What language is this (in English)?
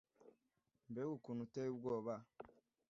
Kinyarwanda